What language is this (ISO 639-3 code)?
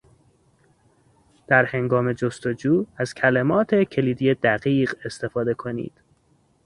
fas